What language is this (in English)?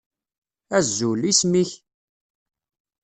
Kabyle